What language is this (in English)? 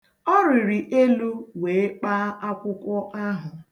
Igbo